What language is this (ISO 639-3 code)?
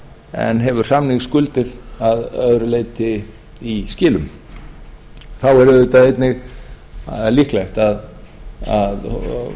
isl